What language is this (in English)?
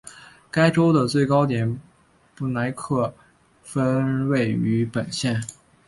Chinese